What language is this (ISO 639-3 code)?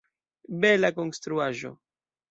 epo